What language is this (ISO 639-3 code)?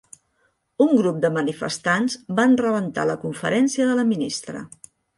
cat